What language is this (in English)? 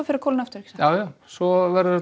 Icelandic